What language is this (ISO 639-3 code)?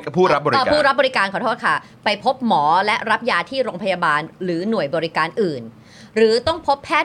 tha